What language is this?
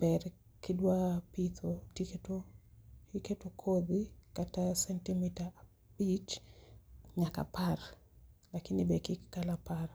Luo (Kenya and Tanzania)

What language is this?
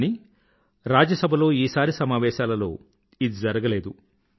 Telugu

